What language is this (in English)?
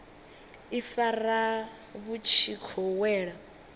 Venda